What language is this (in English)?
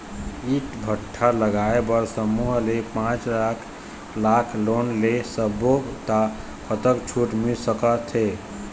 Chhattisgarhi